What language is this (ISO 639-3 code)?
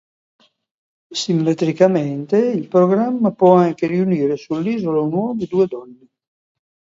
ita